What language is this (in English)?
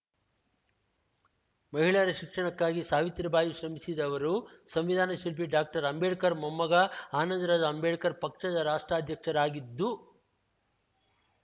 Kannada